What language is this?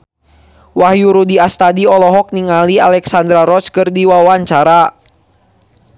Sundanese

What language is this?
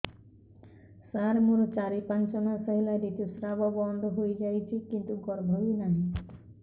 Odia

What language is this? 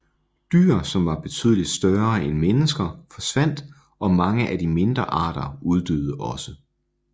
Danish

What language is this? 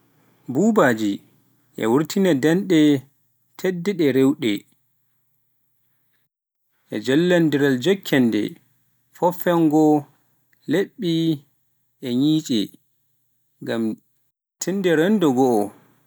Pular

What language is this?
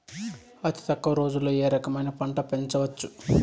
Telugu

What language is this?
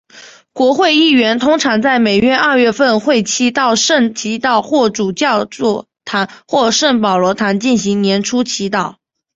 Chinese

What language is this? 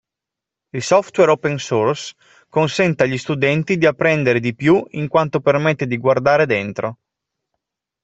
Italian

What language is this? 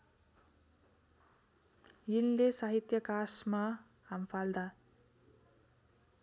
Nepali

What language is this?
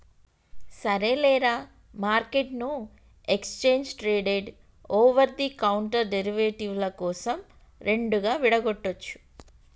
Telugu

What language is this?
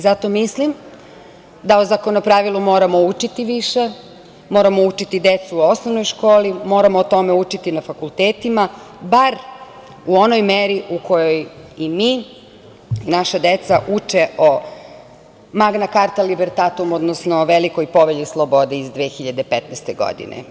Serbian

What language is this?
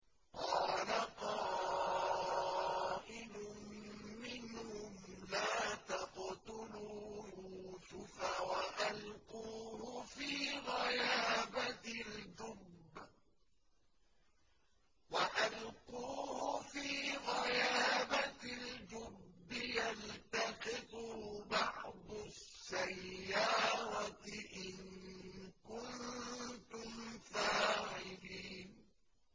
Arabic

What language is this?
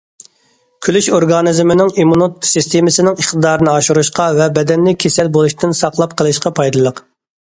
Uyghur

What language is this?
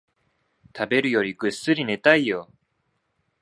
Japanese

